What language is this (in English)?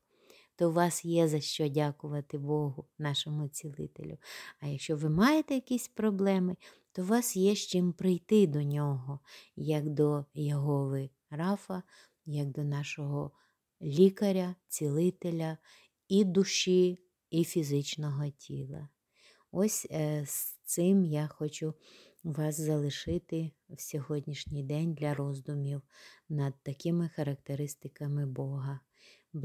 Ukrainian